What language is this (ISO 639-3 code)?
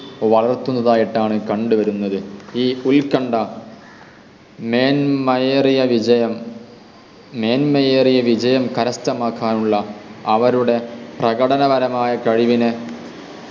mal